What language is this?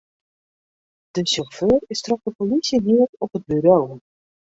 Western Frisian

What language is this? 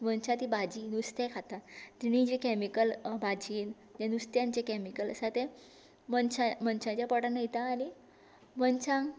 Konkani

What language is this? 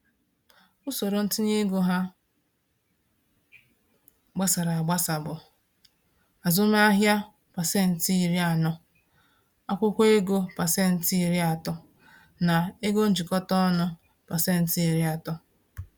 Igbo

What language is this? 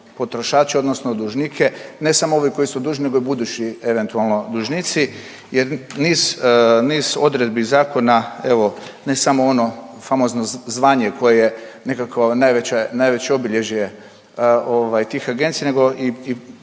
Croatian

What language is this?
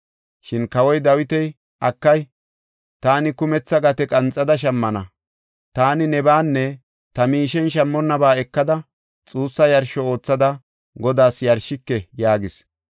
Gofa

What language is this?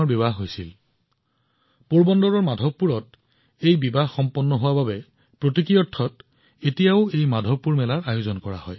Assamese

